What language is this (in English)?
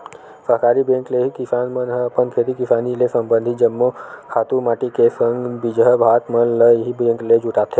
Chhattisgarhi